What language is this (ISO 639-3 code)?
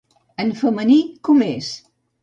cat